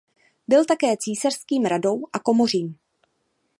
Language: Czech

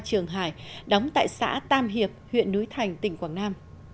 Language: Vietnamese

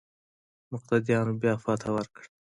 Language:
Pashto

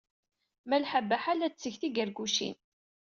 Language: Kabyle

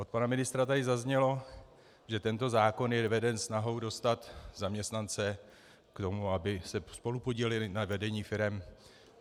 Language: Czech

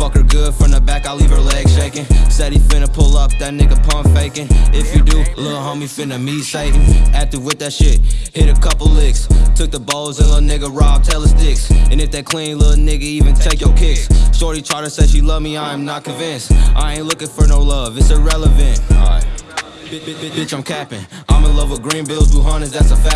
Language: English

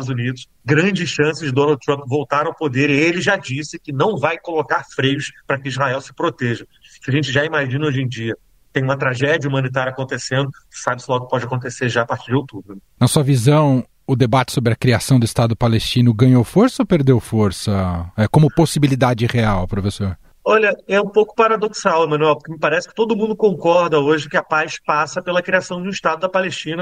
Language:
Portuguese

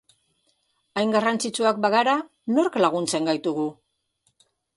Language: Basque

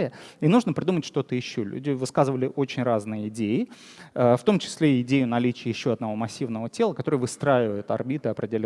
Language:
Russian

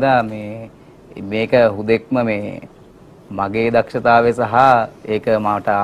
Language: Indonesian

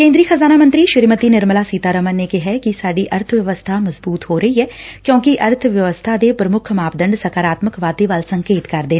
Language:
Punjabi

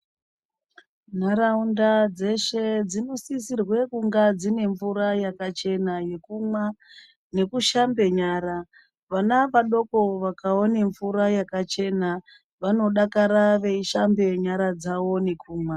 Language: Ndau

